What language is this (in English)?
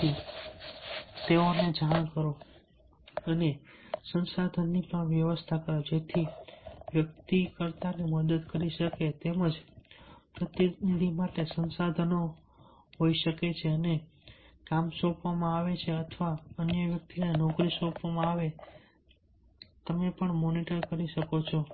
Gujarati